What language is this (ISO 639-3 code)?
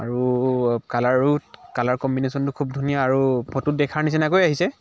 asm